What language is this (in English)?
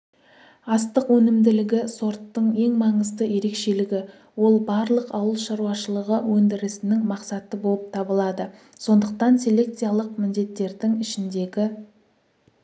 Kazakh